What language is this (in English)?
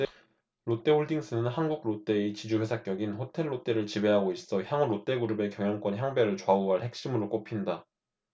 Korean